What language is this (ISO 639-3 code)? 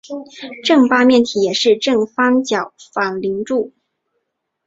zho